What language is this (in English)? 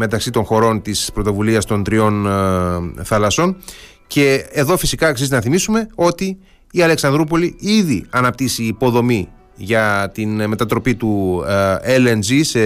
Greek